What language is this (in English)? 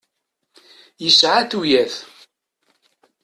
Kabyle